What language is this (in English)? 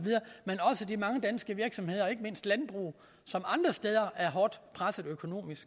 Danish